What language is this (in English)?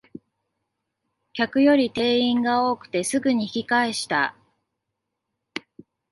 Japanese